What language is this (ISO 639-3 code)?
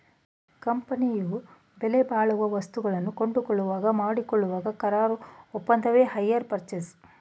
kan